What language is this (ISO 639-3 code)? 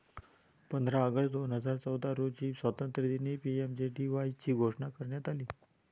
mar